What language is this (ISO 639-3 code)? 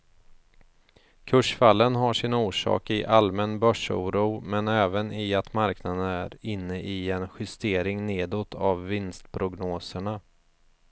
swe